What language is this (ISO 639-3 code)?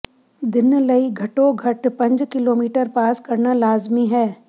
pan